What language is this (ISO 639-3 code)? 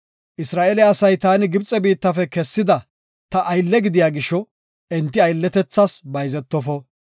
gof